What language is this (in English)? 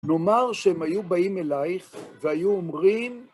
Hebrew